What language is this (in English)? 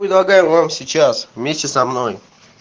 Russian